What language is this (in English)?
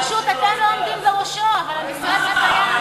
Hebrew